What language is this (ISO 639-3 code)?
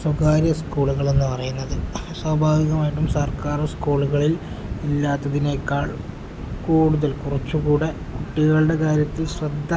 mal